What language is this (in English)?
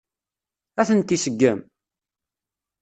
Kabyle